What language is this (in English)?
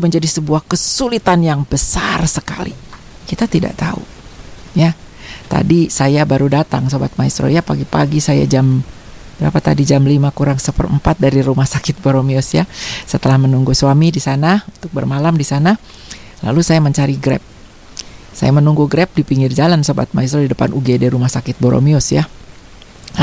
Indonesian